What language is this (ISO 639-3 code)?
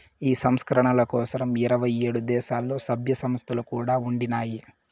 tel